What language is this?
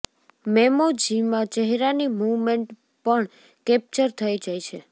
Gujarati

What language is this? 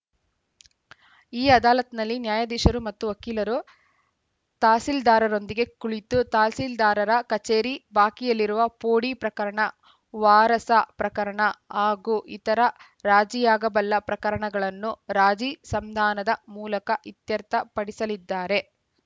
Kannada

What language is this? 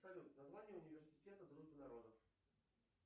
Russian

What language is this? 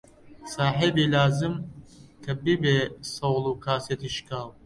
Central Kurdish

